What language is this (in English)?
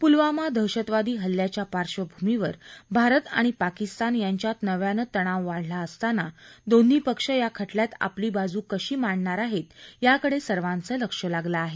Marathi